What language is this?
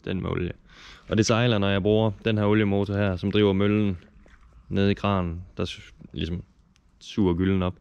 Danish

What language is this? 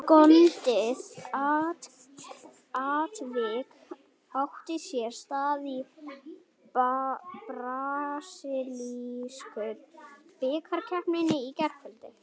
Icelandic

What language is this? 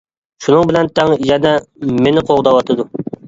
Uyghur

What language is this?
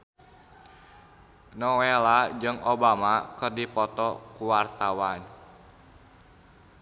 Sundanese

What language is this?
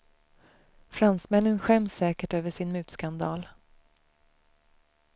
Swedish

